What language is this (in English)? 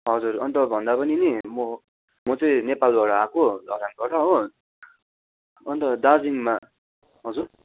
Nepali